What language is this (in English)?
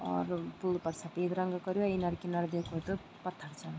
Garhwali